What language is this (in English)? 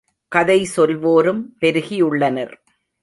Tamil